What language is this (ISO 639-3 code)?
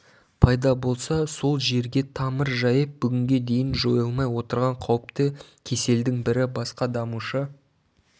kaz